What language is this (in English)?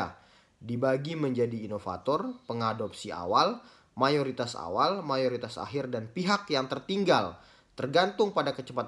Indonesian